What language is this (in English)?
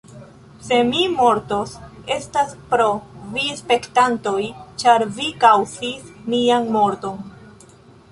Esperanto